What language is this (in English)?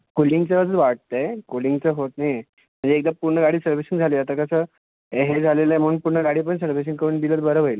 Marathi